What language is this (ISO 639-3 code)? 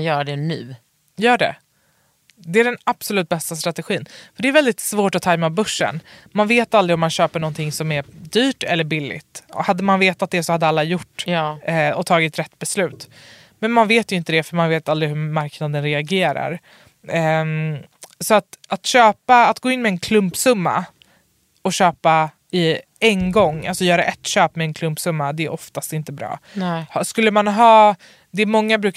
swe